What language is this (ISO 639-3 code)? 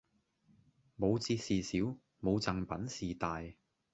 yue